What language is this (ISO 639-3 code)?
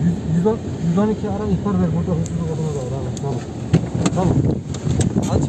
tur